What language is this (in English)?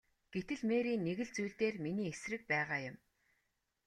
Mongolian